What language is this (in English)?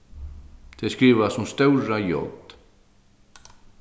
Faroese